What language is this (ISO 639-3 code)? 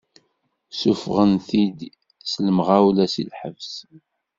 kab